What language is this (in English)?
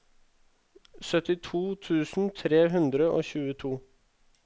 Norwegian